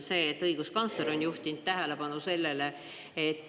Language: Estonian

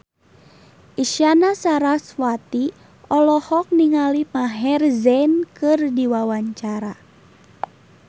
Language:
Sundanese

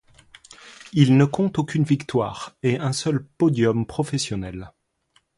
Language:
French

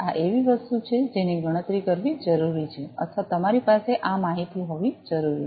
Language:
Gujarati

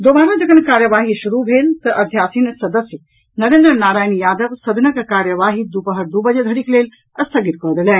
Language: Maithili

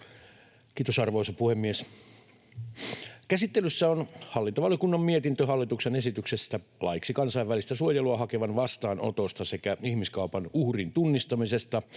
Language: Finnish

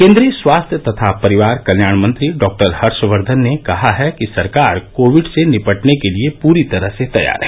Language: Hindi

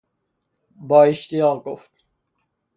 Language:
Persian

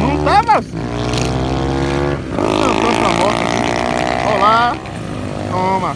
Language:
Portuguese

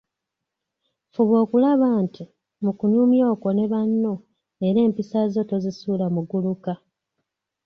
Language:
Ganda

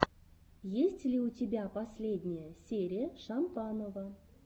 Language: Russian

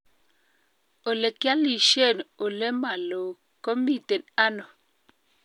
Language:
Kalenjin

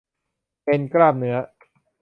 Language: Thai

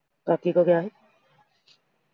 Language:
Punjabi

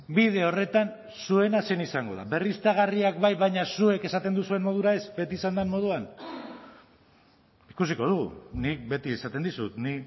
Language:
Basque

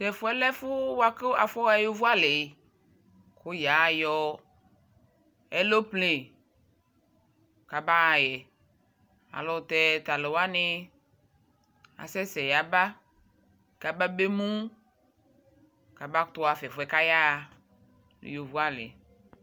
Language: Ikposo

